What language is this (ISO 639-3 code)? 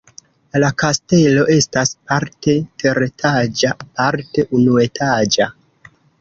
epo